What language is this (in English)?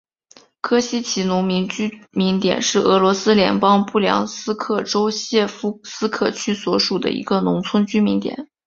Chinese